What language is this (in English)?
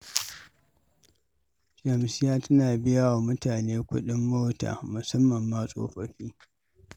Hausa